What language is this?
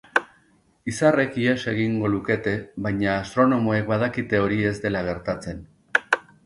Basque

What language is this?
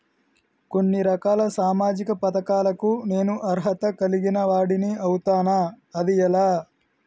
Telugu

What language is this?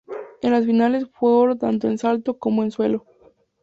Spanish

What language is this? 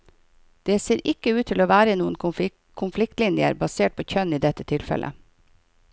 Norwegian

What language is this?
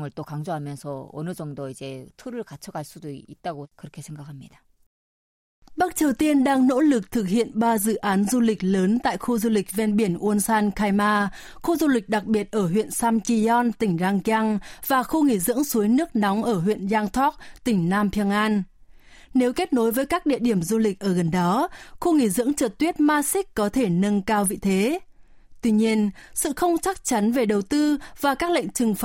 Vietnamese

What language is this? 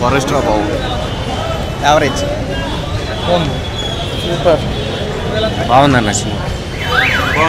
Greek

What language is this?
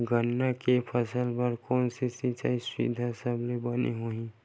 Chhattisgarhi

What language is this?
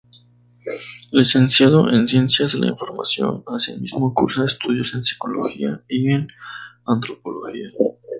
Spanish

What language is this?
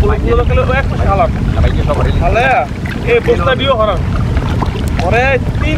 Romanian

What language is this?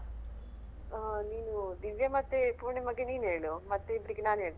Kannada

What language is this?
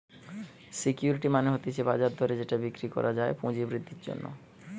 Bangla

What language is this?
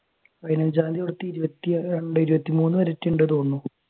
Malayalam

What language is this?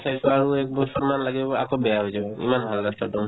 Assamese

